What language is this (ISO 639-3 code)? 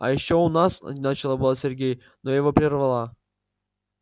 rus